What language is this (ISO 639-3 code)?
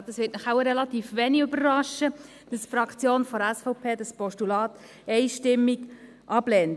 gsw